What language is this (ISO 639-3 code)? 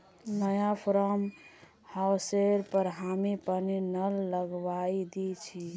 mag